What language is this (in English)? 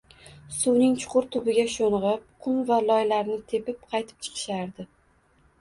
Uzbek